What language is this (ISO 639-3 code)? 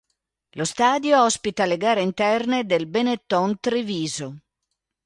ita